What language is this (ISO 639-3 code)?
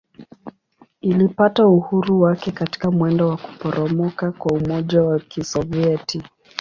swa